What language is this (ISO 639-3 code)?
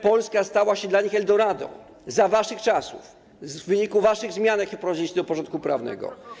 pol